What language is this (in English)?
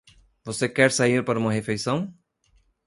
Portuguese